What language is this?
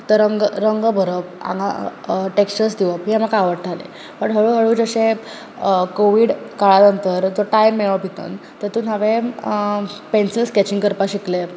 Konkani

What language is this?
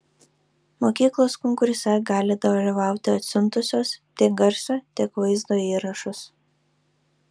Lithuanian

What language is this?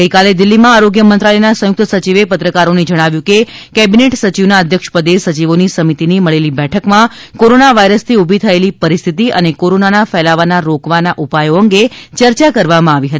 Gujarati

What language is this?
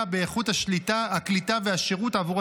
Hebrew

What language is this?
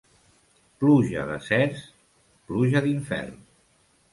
Catalan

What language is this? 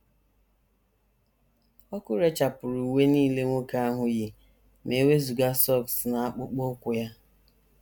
Igbo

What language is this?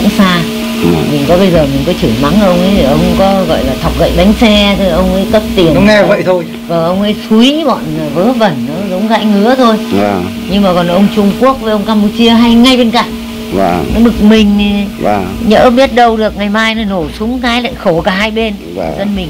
Vietnamese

